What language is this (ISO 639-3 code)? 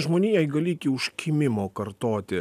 lit